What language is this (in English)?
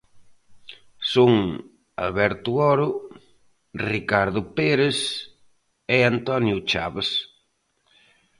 Galician